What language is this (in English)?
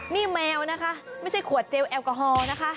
Thai